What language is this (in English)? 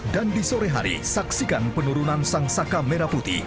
Indonesian